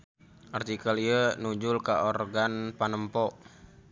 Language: Sundanese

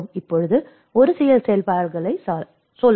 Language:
Tamil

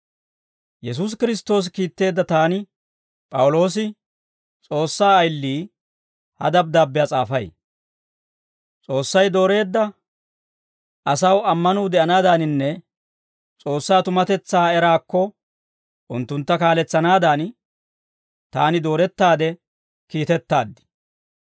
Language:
Dawro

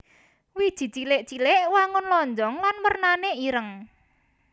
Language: Javanese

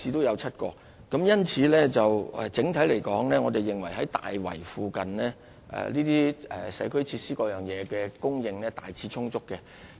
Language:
Cantonese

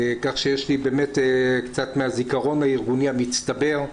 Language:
Hebrew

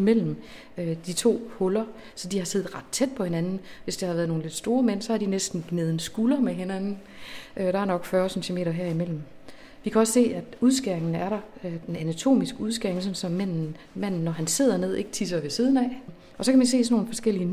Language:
Danish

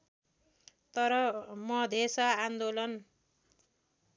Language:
Nepali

